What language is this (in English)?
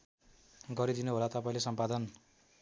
Nepali